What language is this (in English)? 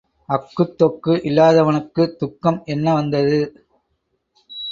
Tamil